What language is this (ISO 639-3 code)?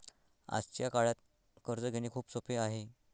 mar